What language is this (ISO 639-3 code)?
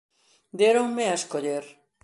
glg